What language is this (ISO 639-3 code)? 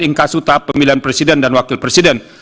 ind